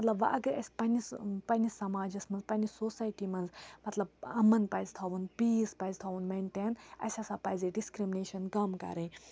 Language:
Kashmiri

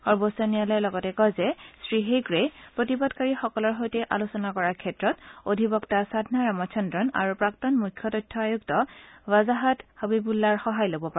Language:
Assamese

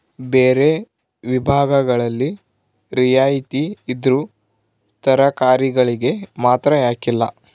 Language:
Kannada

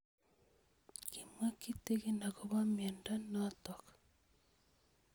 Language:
Kalenjin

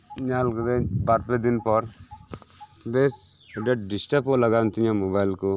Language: Santali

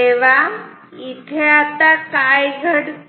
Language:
Marathi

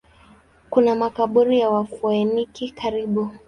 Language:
Swahili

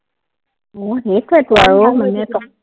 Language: Assamese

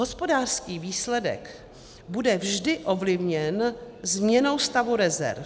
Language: Czech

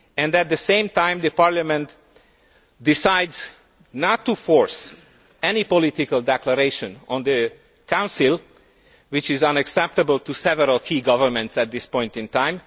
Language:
English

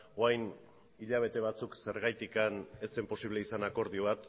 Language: Basque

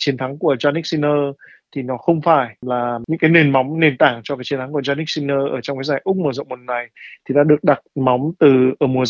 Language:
Vietnamese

